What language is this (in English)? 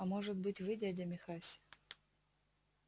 Russian